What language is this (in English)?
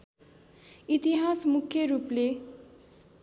Nepali